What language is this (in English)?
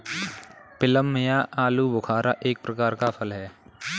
Hindi